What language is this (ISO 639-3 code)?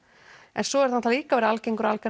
isl